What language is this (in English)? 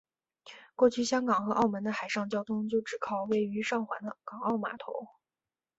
Chinese